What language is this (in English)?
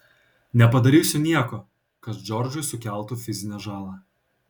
Lithuanian